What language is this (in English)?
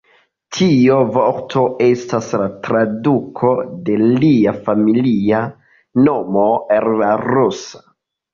Esperanto